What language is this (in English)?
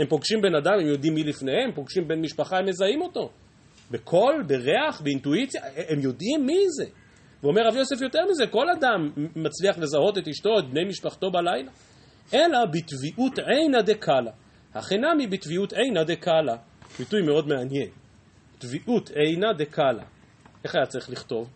Hebrew